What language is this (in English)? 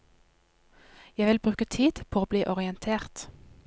Norwegian